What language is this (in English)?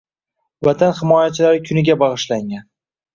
Uzbek